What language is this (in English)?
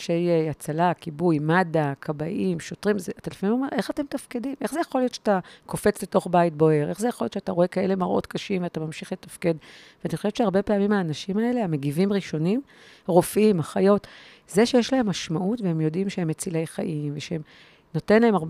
Hebrew